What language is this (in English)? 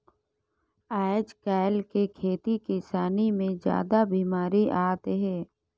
Chhattisgarhi